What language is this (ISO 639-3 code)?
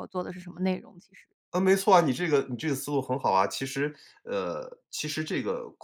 zho